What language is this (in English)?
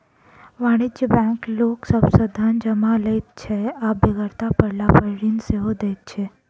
Maithili